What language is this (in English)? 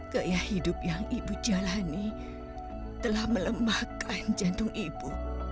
Indonesian